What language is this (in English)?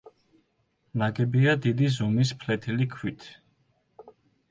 Georgian